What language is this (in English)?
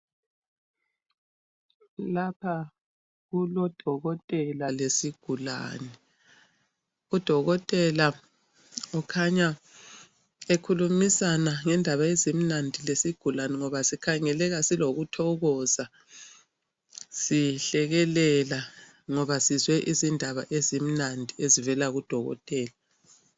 North Ndebele